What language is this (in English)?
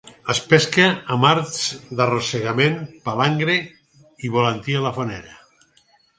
Catalan